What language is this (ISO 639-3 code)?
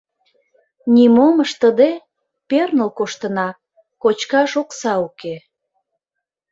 chm